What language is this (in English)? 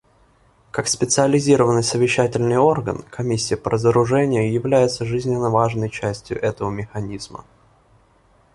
Russian